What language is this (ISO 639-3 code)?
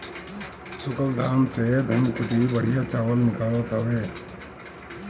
bho